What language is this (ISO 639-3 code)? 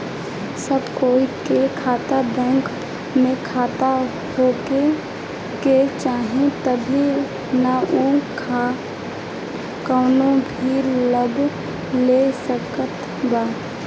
bho